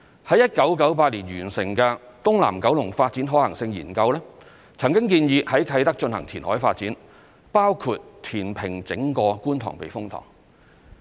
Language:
Cantonese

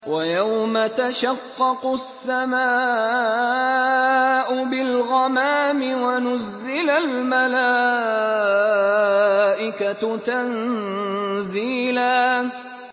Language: Arabic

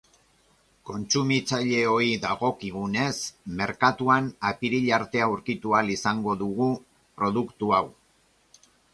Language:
Basque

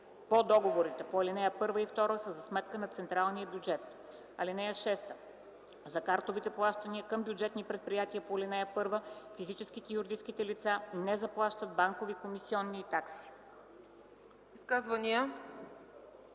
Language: Bulgarian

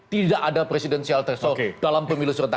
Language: Indonesian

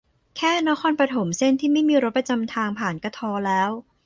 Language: Thai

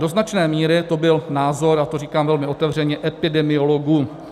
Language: Czech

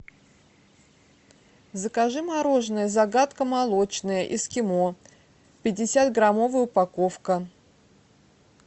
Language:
Russian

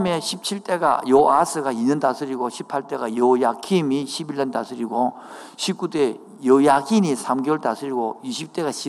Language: Korean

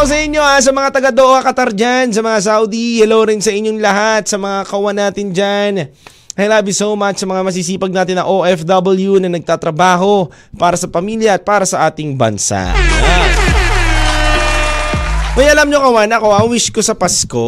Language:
Filipino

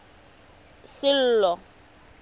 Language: Tswana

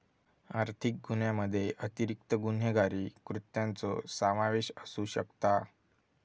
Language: Marathi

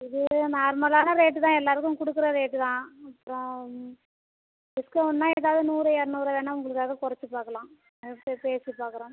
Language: Tamil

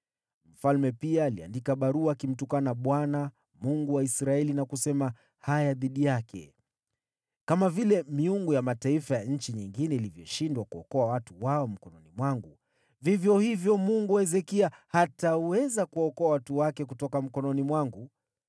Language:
Swahili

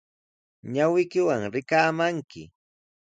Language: Sihuas Ancash Quechua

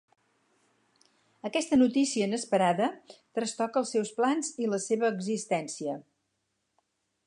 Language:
Catalan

